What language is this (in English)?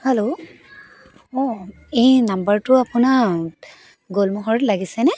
Assamese